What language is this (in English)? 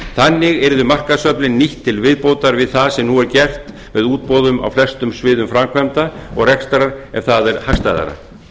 Icelandic